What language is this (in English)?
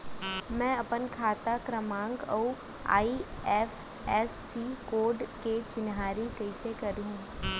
Chhattisgarhi